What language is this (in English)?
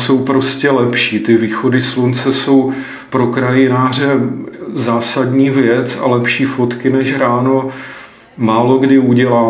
Czech